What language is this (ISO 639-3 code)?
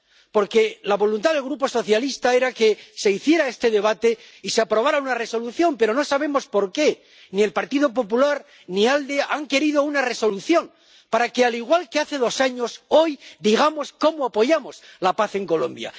spa